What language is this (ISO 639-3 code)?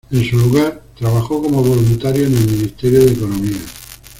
spa